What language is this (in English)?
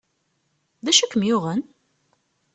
Kabyle